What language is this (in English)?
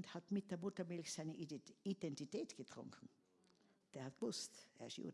German